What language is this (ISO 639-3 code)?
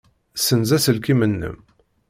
kab